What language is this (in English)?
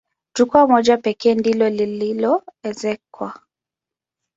Swahili